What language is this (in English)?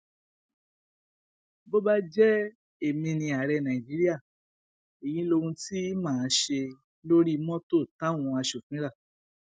Yoruba